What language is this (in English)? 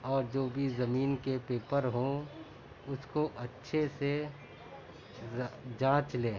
Urdu